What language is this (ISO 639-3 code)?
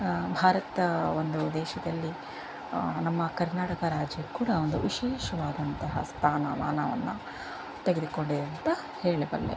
kan